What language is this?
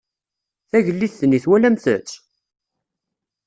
Kabyle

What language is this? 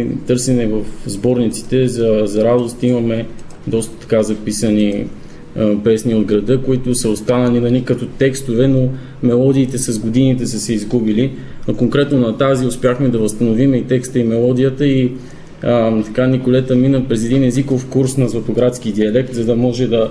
Bulgarian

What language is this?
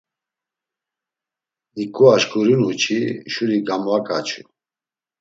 Laz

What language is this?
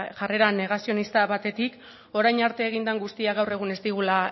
Basque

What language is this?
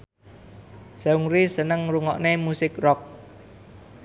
Javanese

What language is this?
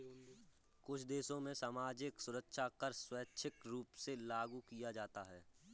Hindi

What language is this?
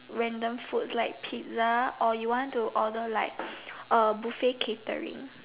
English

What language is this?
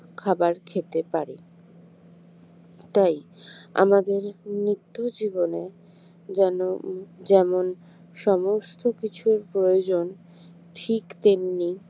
Bangla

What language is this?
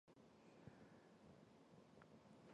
Chinese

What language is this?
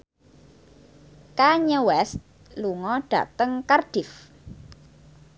Javanese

